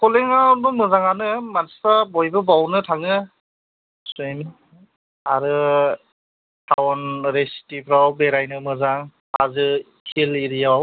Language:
Bodo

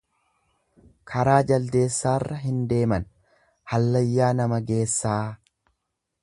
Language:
Oromo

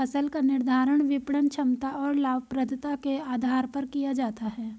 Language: Hindi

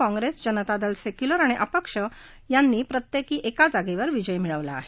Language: Marathi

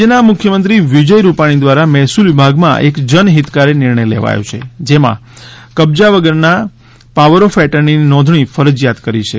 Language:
Gujarati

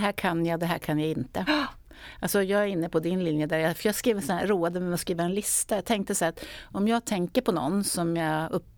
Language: Swedish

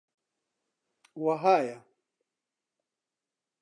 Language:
Central Kurdish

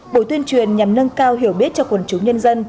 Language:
Vietnamese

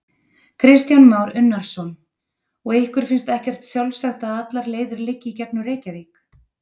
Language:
Icelandic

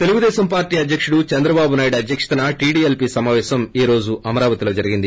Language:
Telugu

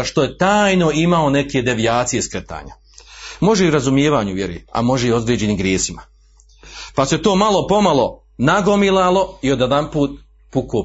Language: Croatian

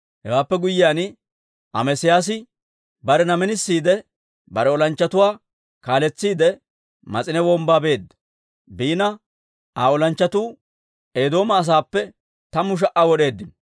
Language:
Dawro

